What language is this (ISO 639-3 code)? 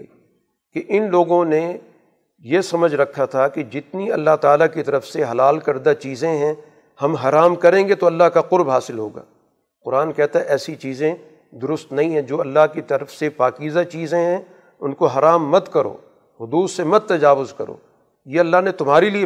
urd